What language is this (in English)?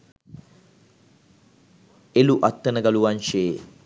Sinhala